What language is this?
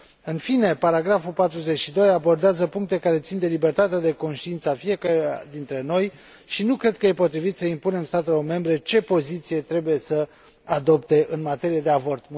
Romanian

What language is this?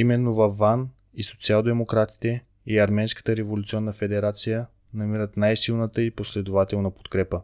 Bulgarian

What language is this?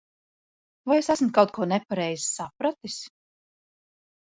Latvian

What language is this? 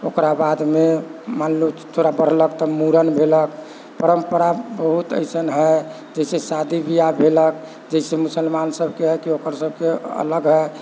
Maithili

